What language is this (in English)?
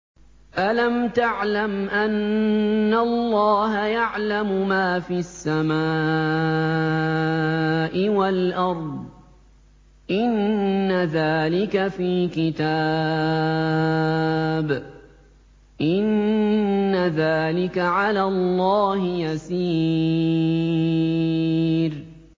Arabic